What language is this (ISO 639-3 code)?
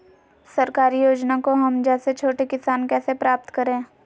mag